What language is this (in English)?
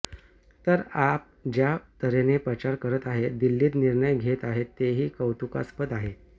Marathi